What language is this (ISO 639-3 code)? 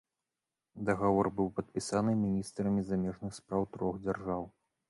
bel